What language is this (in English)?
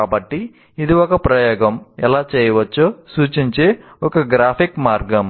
Telugu